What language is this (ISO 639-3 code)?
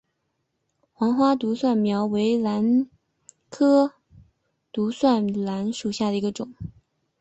zho